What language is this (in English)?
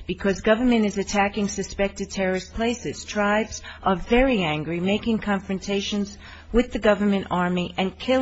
English